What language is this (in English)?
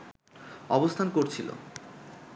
Bangla